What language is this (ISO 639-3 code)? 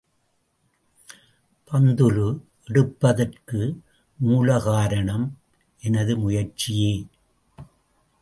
tam